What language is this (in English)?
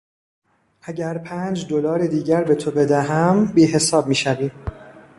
Persian